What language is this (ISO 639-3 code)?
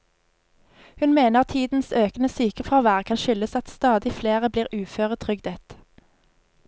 nor